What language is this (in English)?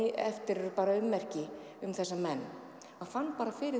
Icelandic